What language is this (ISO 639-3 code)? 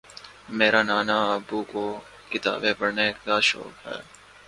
urd